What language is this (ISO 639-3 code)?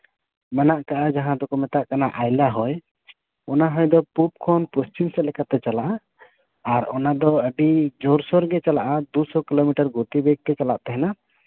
sat